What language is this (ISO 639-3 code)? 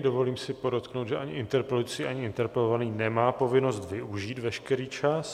ces